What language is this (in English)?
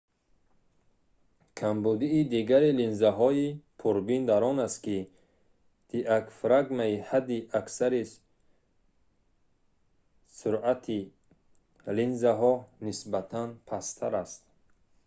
Tajik